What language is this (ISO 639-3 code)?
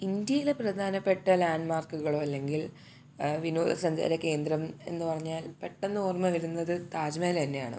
mal